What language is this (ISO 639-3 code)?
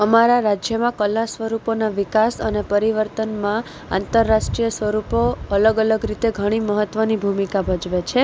guj